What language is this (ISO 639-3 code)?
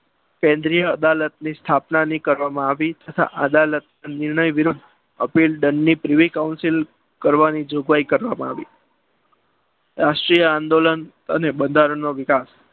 guj